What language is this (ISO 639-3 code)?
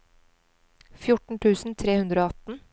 nor